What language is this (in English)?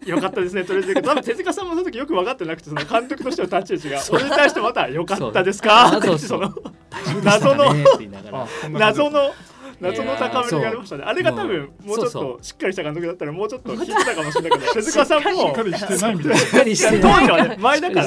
Japanese